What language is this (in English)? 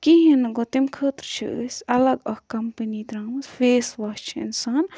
Kashmiri